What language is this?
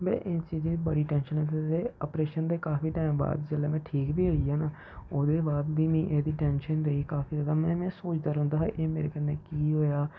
Dogri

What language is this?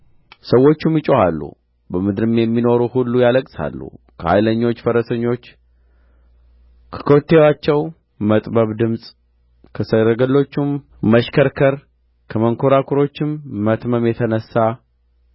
Amharic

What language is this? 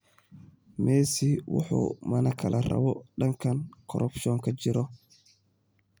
Somali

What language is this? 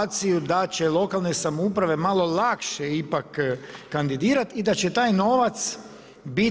Croatian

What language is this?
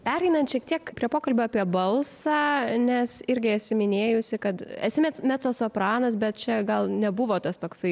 Lithuanian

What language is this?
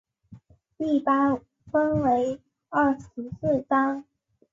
Chinese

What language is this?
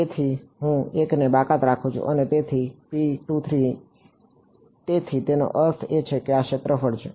Gujarati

